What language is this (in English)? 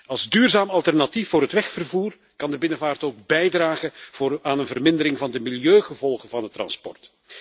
Dutch